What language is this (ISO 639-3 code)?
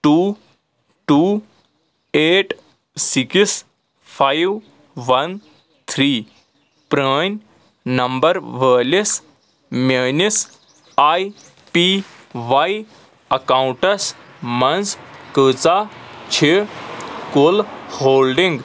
kas